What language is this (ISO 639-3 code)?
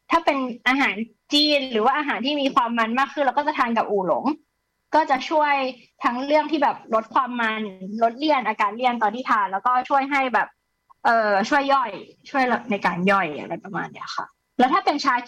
tha